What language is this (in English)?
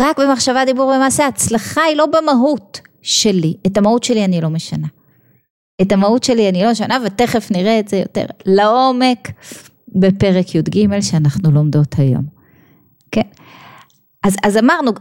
Hebrew